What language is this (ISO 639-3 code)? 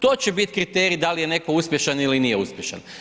hrv